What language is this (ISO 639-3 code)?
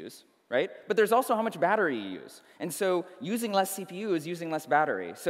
eng